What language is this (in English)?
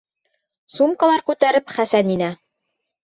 Bashkir